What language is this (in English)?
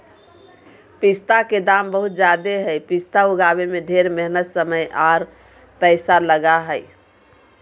Magahi